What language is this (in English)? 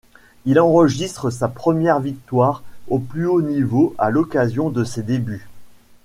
French